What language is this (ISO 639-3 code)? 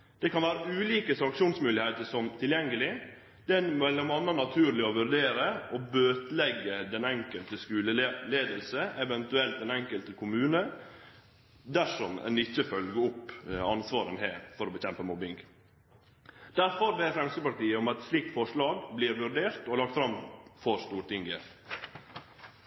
nno